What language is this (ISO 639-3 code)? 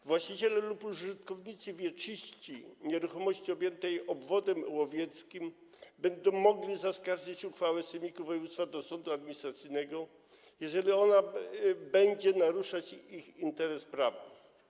pol